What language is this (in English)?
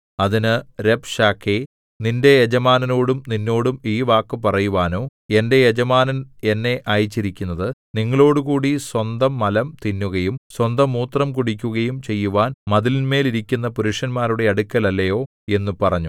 Malayalam